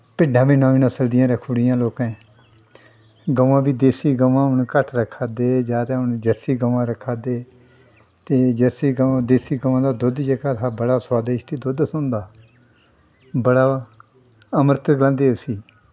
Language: Dogri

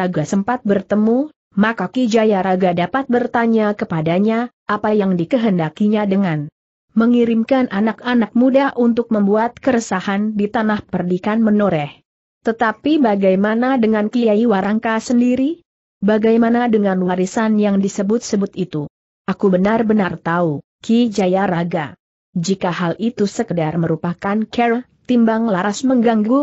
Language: Indonesian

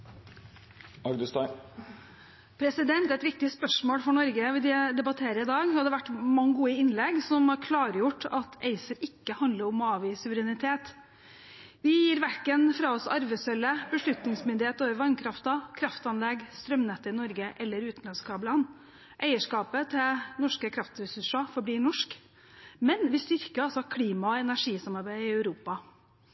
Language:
Norwegian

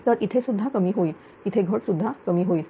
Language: Marathi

